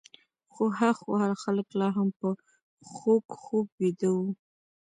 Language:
Pashto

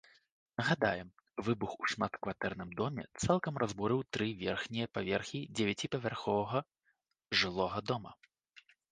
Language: Belarusian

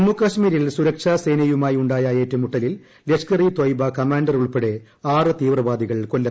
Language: Malayalam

